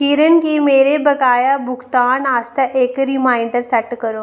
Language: Dogri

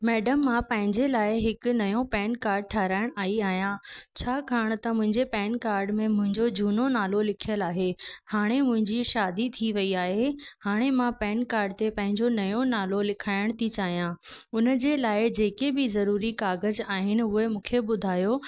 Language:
Sindhi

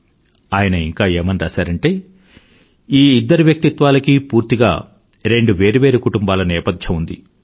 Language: Telugu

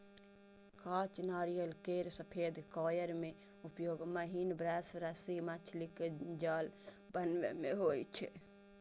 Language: Maithili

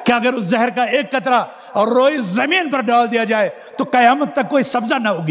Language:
Arabic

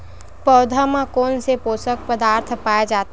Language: Chhattisgarhi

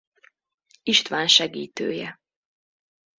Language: Hungarian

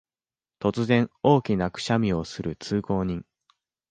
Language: Japanese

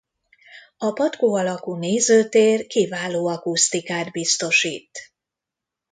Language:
Hungarian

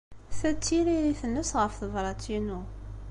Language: Kabyle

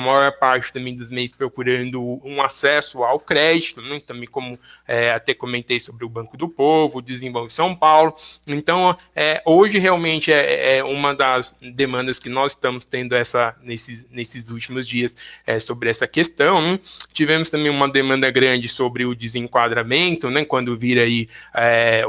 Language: Portuguese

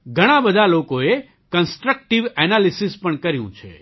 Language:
Gujarati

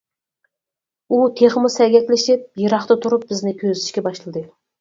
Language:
Uyghur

